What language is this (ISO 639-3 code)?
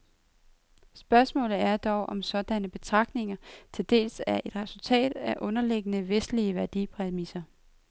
dan